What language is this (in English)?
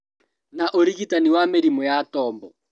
Kikuyu